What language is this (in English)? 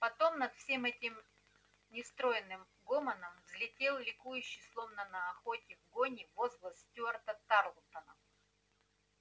Russian